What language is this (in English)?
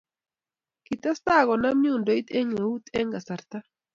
Kalenjin